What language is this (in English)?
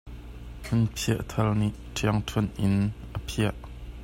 Hakha Chin